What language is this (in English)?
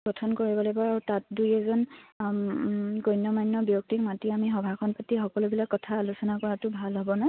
Assamese